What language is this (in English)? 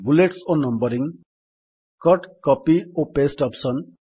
Odia